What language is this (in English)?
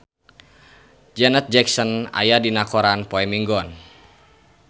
Sundanese